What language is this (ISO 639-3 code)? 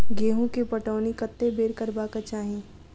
mai